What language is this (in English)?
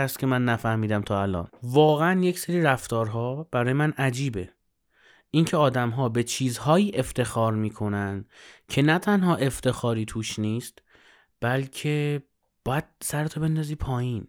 Persian